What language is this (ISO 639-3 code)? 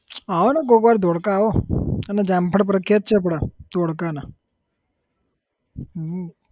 guj